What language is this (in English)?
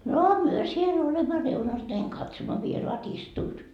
Finnish